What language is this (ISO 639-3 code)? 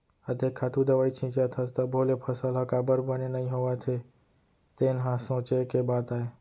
hne